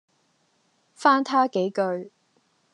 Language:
Cantonese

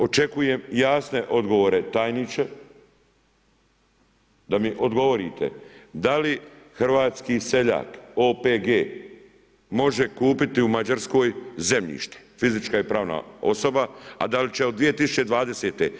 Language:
Croatian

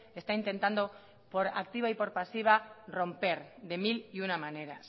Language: Spanish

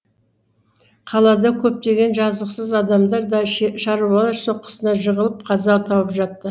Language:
Kazakh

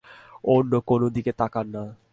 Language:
Bangla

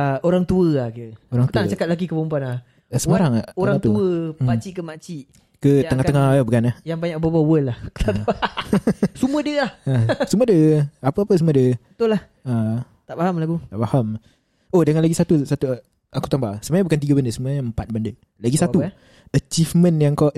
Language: Malay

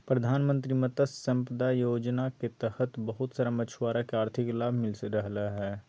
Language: Magahi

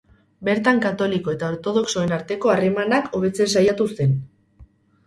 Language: Basque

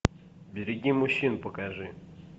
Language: Russian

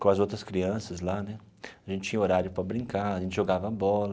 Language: Portuguese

